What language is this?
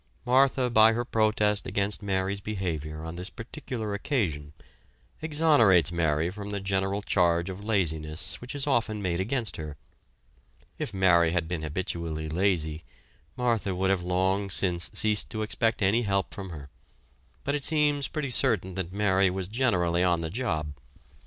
English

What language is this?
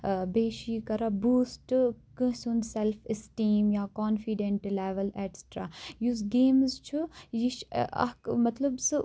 Kashmiri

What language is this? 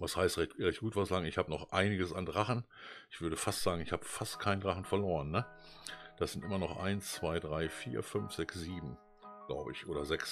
German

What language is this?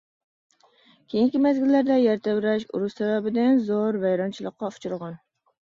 Uyghur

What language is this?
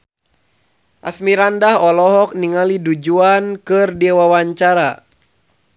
Sundanese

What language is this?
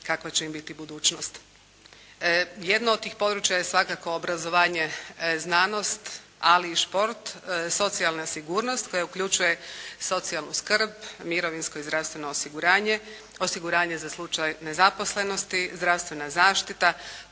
Croatian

